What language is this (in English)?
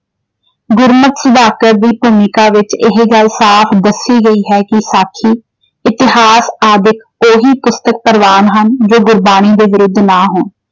Punjabi